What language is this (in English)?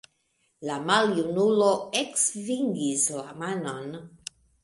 Esperanto